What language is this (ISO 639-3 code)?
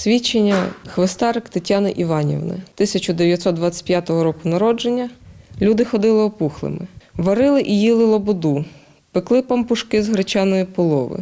ukr